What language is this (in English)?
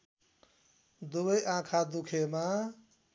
Nepali